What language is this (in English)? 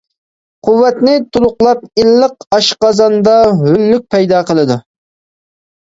Uyghur